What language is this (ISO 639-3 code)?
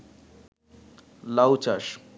ben